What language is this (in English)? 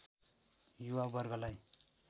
Nepali